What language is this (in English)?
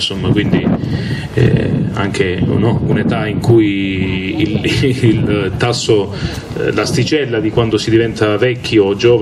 Italian